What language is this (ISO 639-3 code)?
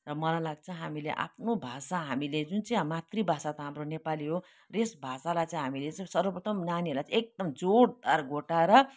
nep